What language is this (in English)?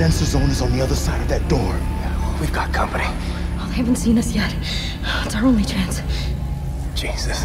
Korean